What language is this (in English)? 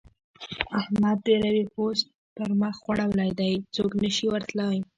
Pashto